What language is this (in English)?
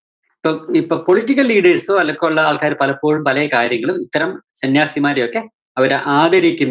Malayalam